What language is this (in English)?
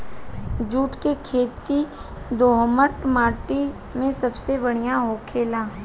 Bhojpuri